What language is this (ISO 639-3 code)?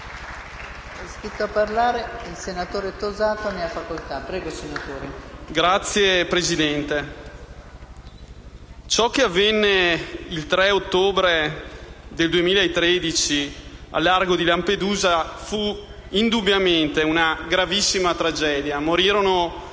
ita